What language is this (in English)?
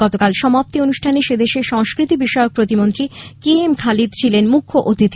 Bangla